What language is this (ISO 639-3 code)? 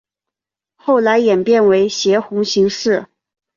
zho